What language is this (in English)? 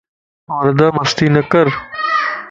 Lasi